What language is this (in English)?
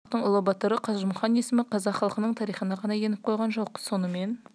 Kazakh